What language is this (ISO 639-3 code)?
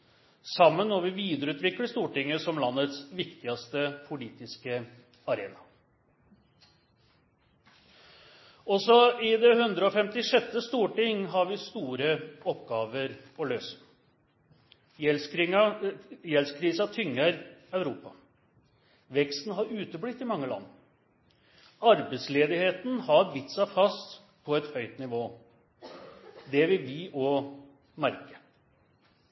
nno